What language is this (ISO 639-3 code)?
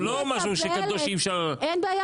heb